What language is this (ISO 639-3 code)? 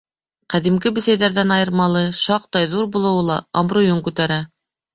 bak